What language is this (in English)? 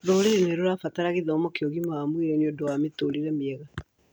Kikuyu